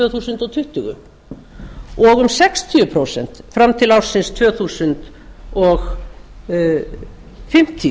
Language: Icelandic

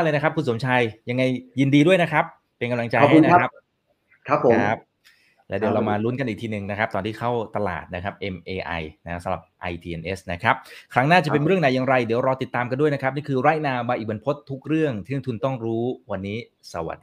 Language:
Thai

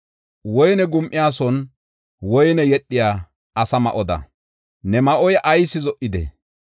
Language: Gofa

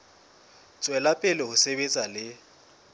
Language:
Southern Sotho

